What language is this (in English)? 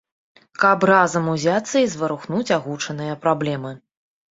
Belarusian